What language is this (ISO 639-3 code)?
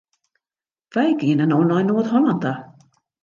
fry